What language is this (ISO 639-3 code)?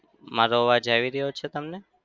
guj